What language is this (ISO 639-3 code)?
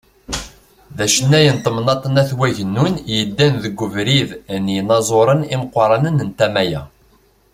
kab